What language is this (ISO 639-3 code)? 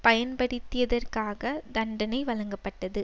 tam